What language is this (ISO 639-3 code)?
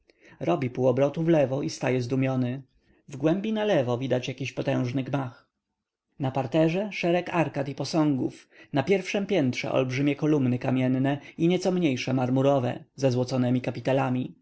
pol